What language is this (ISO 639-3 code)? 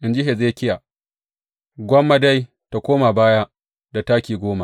hau